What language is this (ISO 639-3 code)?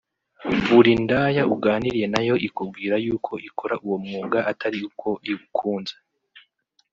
kin